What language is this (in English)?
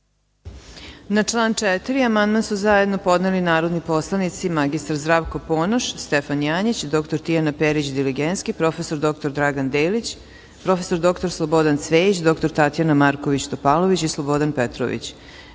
Serbian